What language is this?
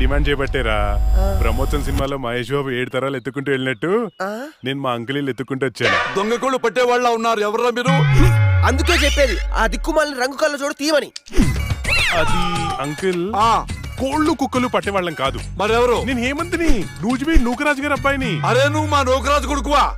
Telugu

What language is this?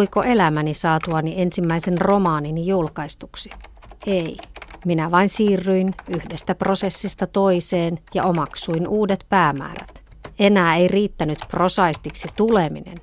Finnish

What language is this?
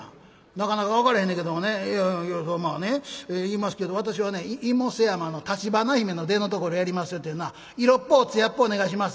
Japanese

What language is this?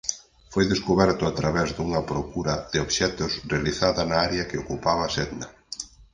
Galician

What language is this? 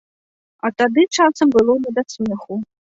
Belarusian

